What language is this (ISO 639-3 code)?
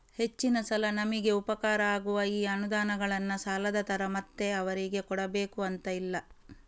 kan